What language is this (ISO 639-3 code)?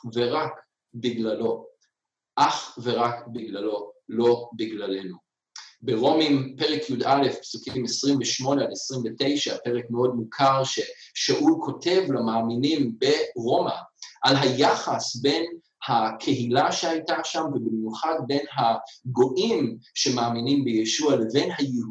heb